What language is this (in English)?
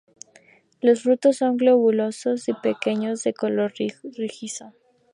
Spanish